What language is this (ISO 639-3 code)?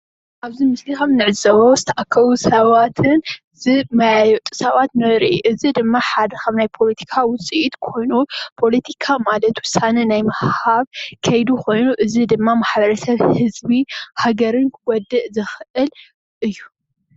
tir